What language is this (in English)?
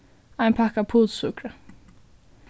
Faroese